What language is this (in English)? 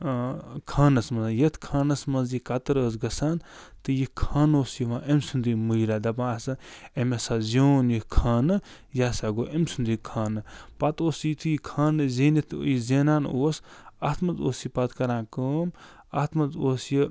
Kashmiri